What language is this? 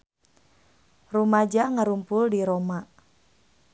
Sundanese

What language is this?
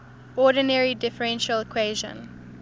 English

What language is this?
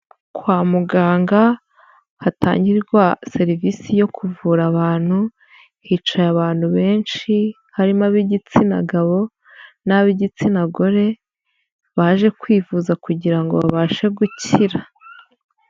Kinyarwanda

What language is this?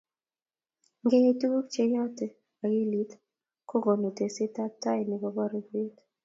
Kalenjin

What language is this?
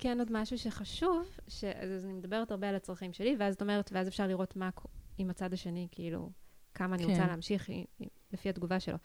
Hebrew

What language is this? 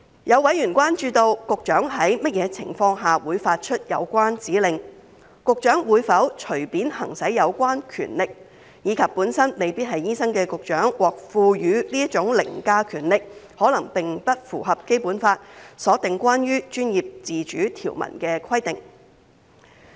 Cantonese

